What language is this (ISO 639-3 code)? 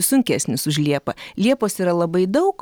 lit